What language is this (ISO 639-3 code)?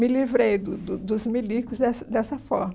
por